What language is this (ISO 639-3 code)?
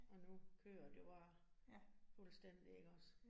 dan